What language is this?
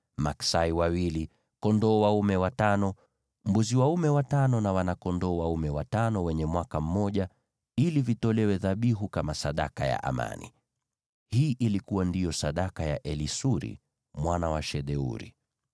Swahili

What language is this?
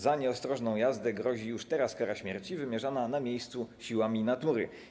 Polish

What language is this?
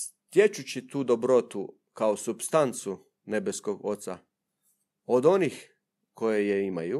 Croatian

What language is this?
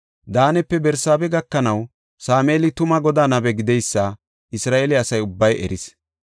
Gofa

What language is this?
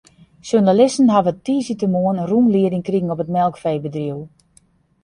Western Frisian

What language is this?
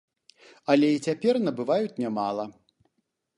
Belarusian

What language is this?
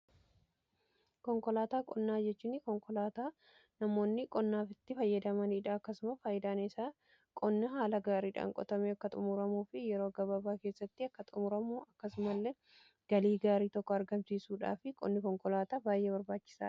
Oromo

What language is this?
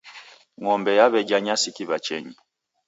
Taita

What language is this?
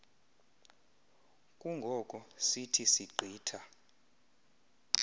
Xhosa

